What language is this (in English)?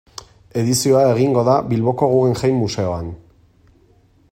Basque